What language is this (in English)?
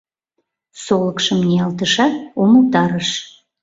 Mari